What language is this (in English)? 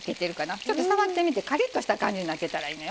Japanese